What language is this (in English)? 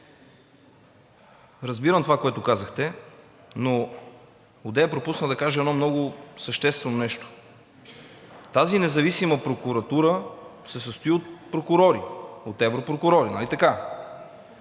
Bulgarian